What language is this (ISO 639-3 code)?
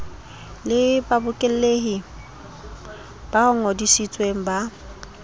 sot